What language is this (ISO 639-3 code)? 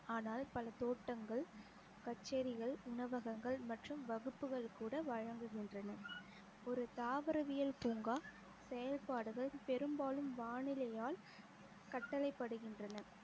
tam